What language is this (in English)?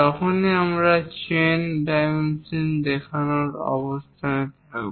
Bangla